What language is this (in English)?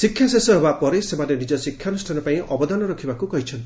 Odia